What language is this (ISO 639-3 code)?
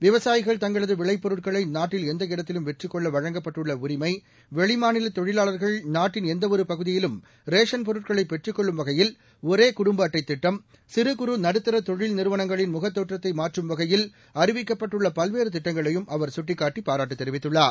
tam